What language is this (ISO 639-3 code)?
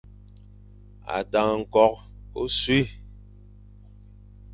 fan